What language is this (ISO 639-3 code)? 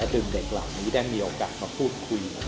tha